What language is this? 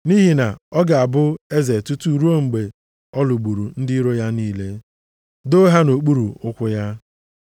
Igbo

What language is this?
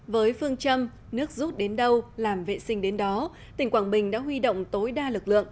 Vietnamese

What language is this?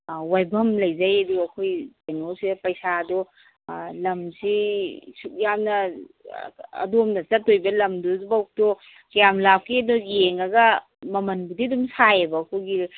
Manipuri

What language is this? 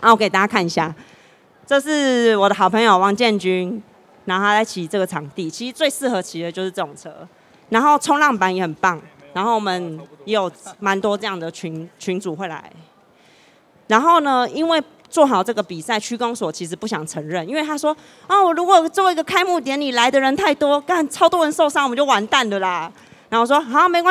Chinese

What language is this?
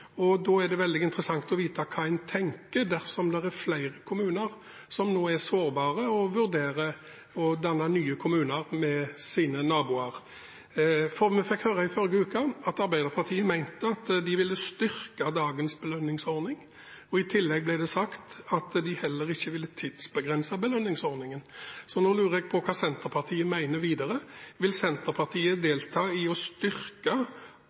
Norwegian Bokmål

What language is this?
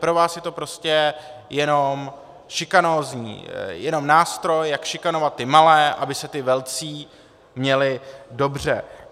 Czech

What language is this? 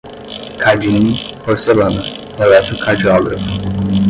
Portuguese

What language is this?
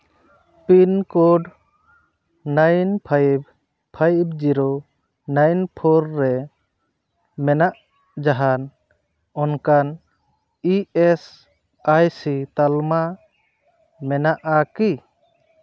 Santali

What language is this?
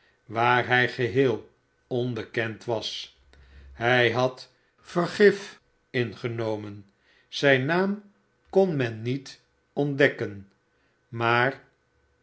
Dutch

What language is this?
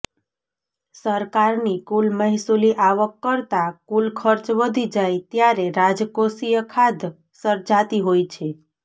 Gujarati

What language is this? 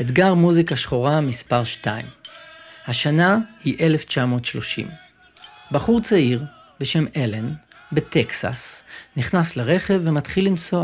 Hebrew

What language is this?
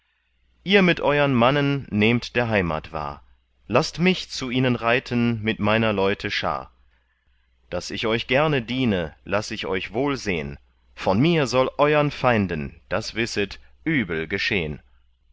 German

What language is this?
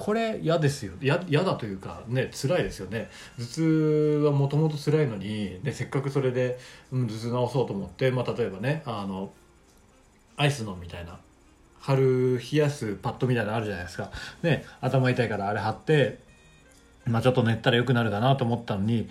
Japanese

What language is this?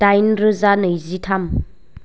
Bodo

